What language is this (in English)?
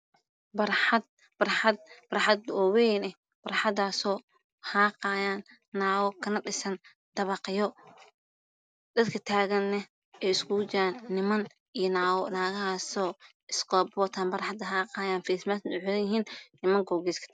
Somali